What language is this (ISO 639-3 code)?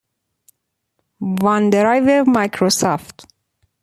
fas